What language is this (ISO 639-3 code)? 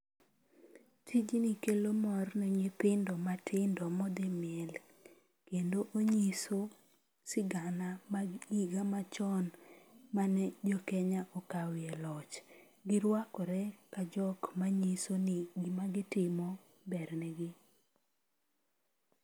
luo